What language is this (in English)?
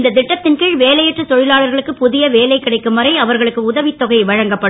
Tamil